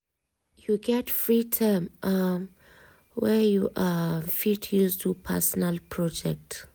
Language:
Nigerian Pidgin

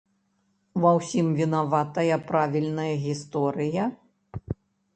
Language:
Belarusian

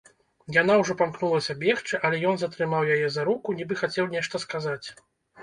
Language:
Belarusian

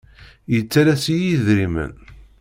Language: Kabyle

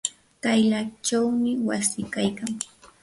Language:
Yanahuanca Pasco Quechua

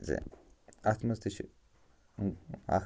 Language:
Kashmiri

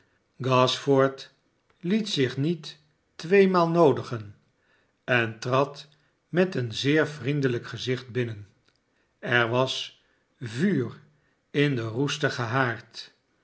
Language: Dutch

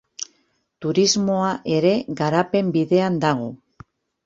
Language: Basque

